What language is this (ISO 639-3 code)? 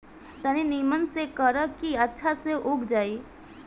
bho